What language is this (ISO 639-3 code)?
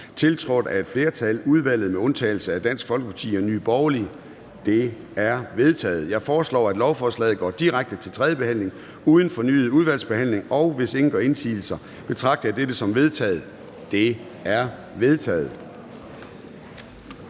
dan